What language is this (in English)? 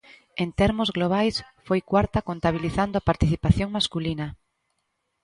Galician